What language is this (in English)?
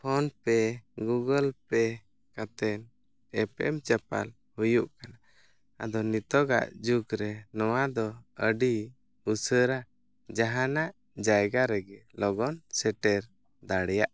Santali